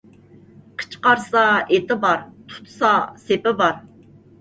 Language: Uyghur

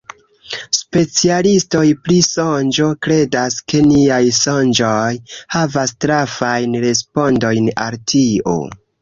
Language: Esperanto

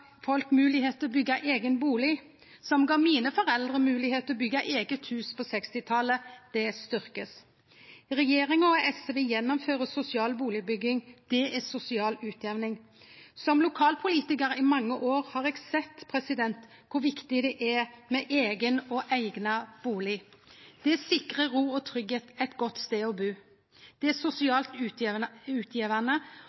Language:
Norwegian Nynorsk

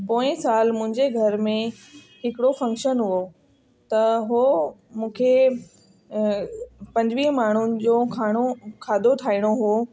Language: Sindhi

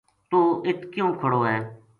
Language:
Gujari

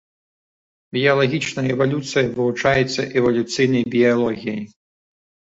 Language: Belarusian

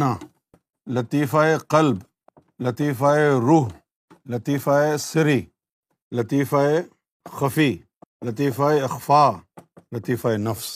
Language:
Urdu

